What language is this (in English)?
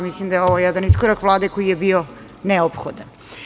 Serbian